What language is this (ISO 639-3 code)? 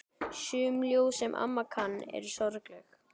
isl